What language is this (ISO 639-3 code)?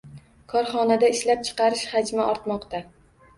uzb